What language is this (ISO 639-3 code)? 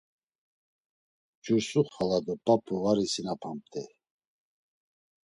lzz